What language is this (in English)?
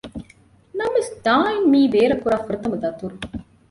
Divehi